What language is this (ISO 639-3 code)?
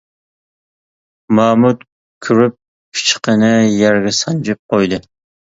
uig